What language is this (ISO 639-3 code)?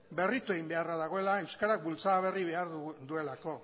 eus